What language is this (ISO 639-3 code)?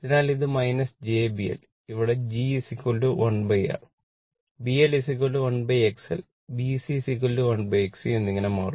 mal